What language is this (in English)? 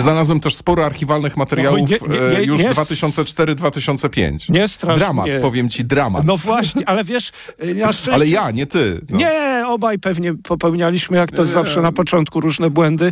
Polish